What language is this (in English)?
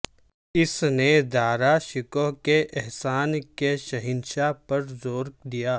Urdu